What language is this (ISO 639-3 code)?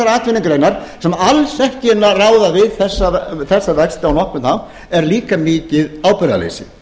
isl